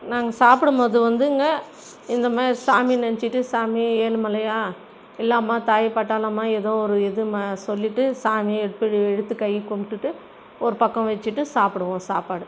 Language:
Tamil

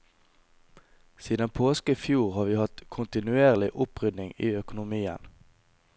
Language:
Norwegian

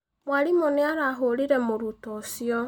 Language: Kikuyu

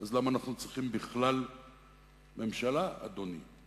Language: Hebrew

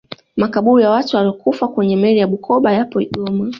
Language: Swahili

